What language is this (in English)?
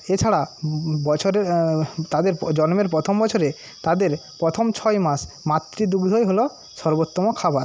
Bangla